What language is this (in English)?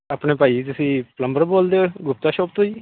Punjabi